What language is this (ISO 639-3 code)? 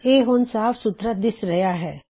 pan